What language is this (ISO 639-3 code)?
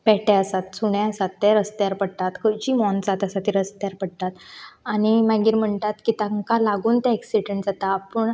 kok